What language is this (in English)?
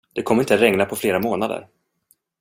Swedish